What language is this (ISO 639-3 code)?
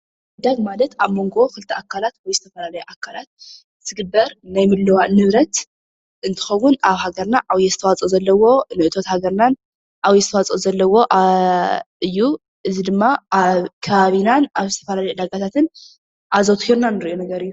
tir